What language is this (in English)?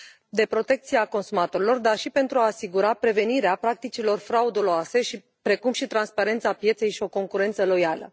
Romanian